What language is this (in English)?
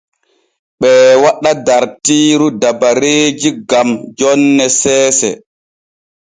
Borgu Fulfulde